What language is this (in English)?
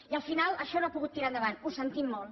Catalan